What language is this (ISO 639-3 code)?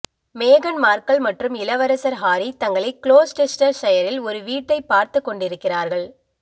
tam